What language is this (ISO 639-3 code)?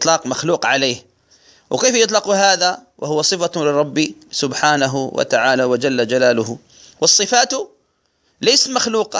ara